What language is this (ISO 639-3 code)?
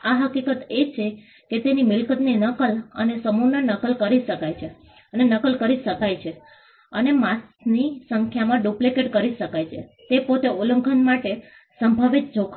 guj